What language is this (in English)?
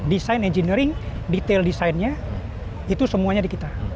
Indonesian